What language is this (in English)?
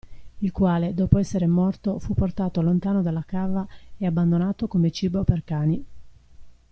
Italian